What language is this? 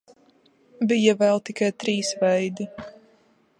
Latvian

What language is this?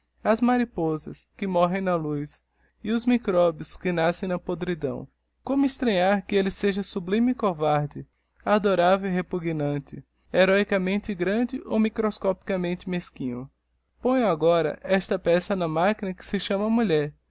Portuguese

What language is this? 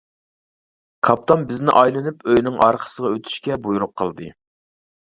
Uyghur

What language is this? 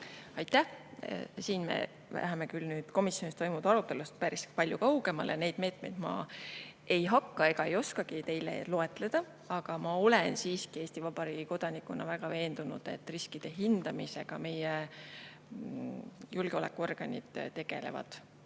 Estonian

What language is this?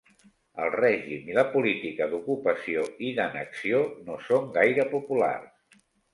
Catalan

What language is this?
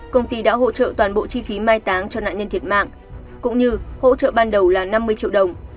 Vietnamese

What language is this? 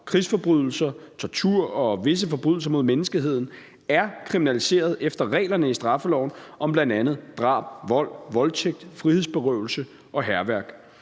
Danish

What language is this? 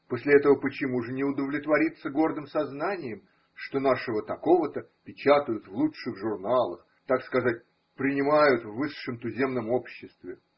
Russian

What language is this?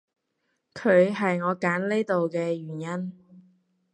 Cantonese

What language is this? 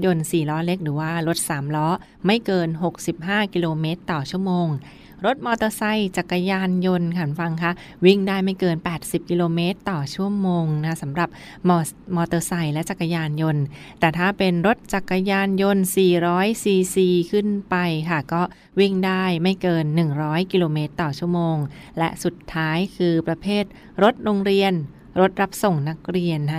Thai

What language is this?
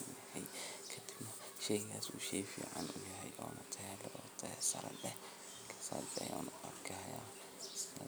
Somali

